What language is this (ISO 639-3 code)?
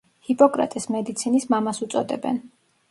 kat